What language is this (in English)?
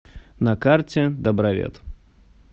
Russian